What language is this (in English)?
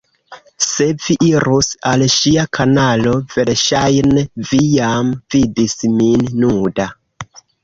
Esperanto